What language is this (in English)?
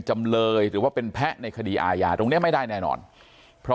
Thai